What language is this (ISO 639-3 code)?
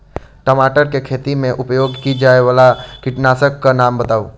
mai